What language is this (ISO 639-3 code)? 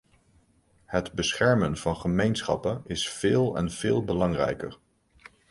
nld